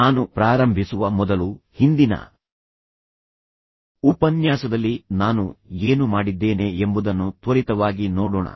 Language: Kannada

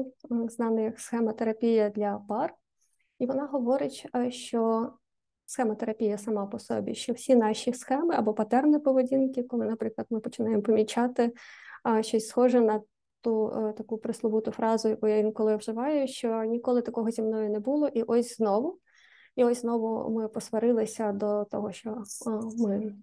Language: Ukrainian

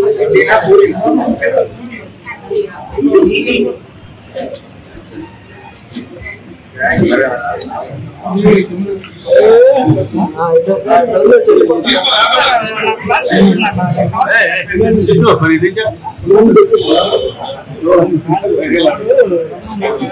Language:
Telugu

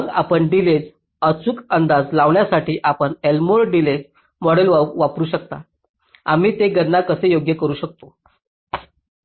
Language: Marathi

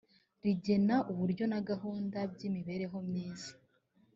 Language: Kinyarwanda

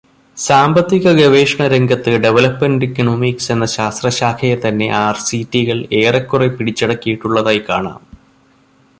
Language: Malayalam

